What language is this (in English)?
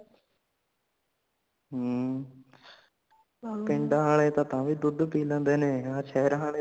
Punjabi